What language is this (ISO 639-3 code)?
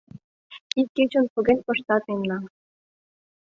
chm